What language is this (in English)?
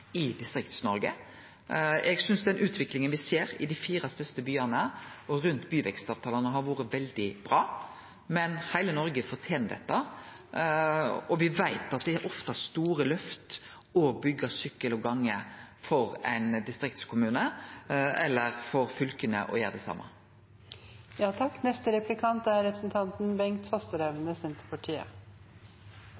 Norwegian